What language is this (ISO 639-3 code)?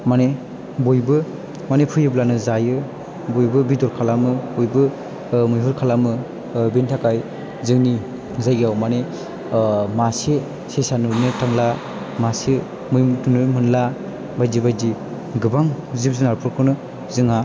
brx